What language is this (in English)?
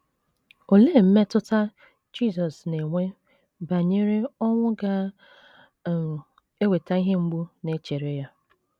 Igbo